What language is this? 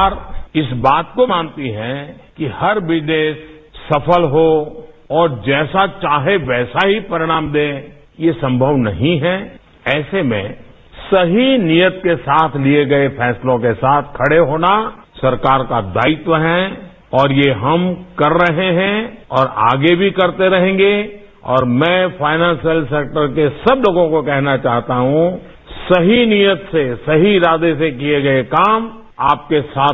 Hindi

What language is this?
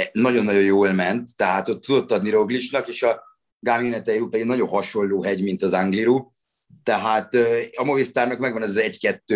Hungarian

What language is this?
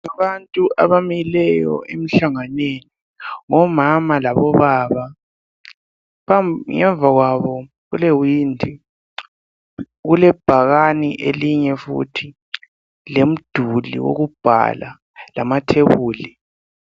North Ndebele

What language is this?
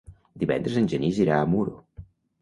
Catalan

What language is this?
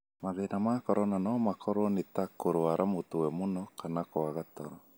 Kikuyu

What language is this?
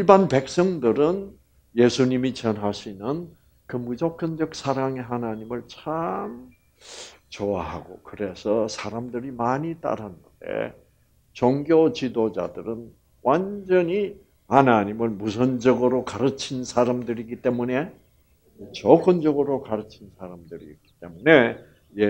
Korean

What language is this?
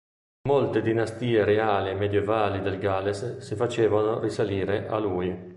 Italian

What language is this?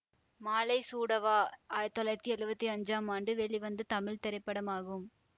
Tamil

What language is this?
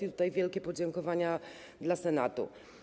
Polish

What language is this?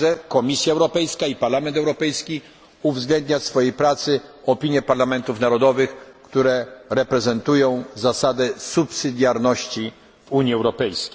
Polish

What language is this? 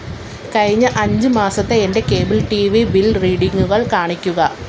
Malayalam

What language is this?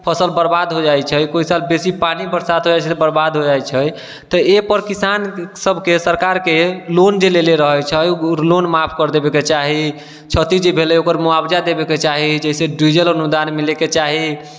Maithili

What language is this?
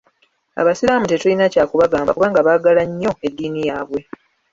Ganda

